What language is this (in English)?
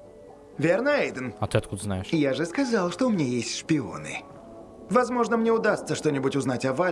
Russian